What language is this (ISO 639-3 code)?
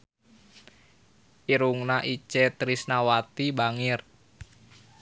sun